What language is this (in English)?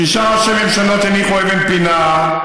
Hebrew